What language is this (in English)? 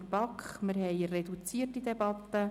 Swiss German